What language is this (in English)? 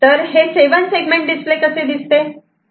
Marathi